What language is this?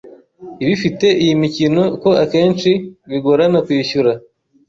Kinyarwanda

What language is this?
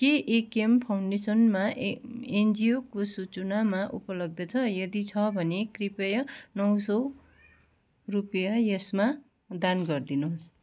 Nepali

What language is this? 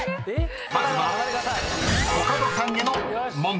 Japanese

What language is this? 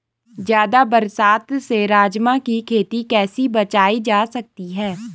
Hindi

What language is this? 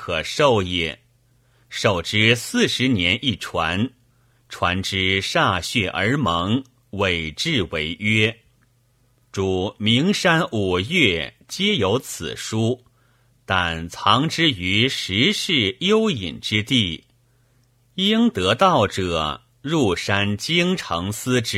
Chinese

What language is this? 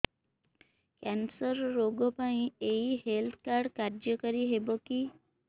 Odia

